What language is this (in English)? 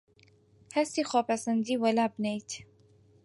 Central Kurdish